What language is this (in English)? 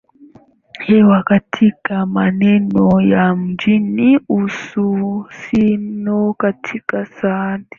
Swahili